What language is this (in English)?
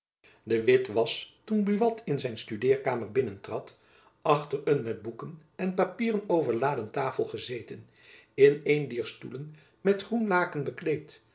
Dutch